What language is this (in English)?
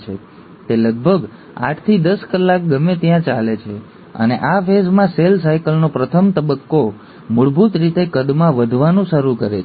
Gujarati